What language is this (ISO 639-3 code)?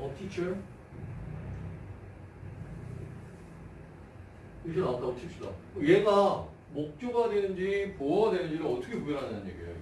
kor